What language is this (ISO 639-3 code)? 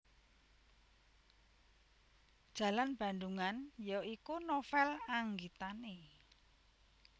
jav